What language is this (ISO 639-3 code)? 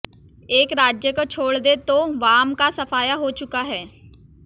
hin